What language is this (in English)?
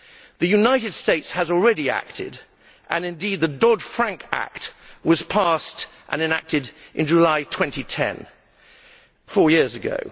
English